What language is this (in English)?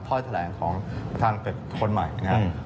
Thai